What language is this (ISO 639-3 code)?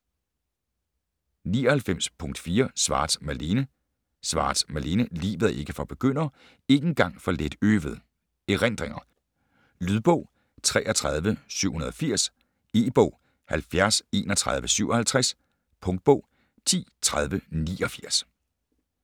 dan